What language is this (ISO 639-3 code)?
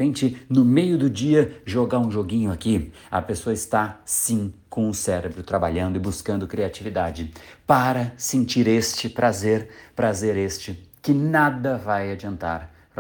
por